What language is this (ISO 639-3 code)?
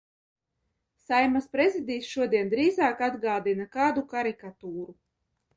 lav